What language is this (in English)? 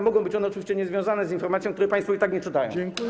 Polish